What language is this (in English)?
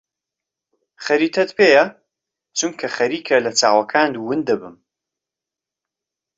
Central Kurdish